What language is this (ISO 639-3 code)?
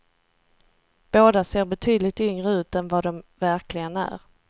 swe